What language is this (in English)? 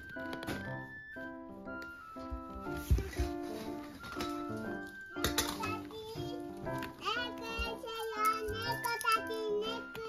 Japanese